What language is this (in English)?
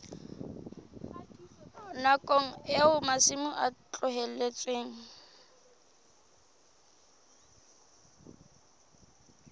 Southern Sotho